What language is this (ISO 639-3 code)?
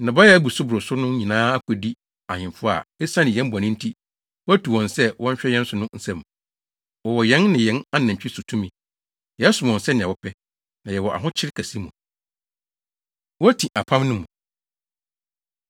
aka